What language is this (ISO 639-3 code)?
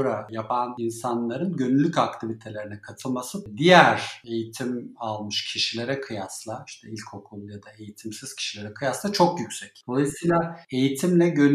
tur